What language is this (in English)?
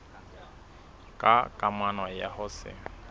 Southern Sotho